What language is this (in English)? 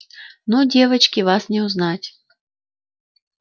Russian